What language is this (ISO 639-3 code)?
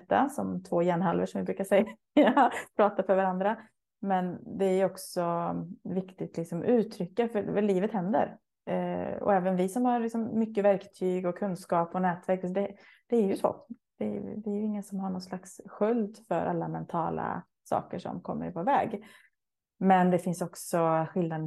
swe